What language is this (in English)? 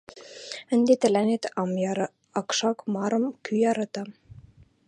Western Mari